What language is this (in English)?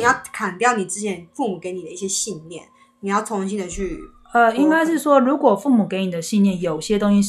Chinese